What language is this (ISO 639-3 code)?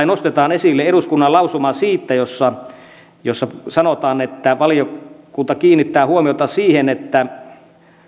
fin